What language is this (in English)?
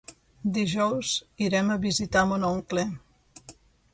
Catalan